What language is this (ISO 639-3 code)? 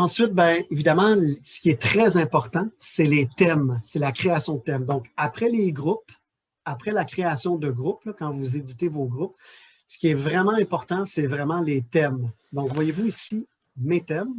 fra